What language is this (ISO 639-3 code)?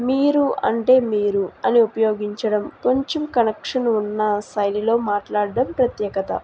tel